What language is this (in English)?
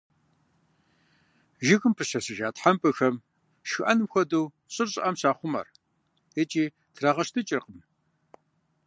Kabardian